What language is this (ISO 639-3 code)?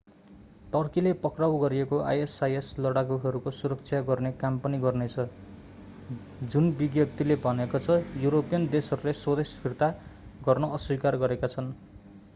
nep